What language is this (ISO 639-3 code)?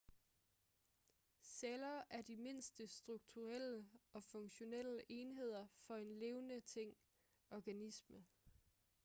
dan